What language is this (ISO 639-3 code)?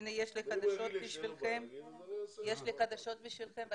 heb